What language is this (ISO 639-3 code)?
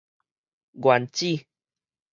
nan